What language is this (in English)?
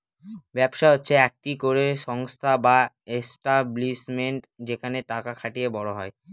Bangla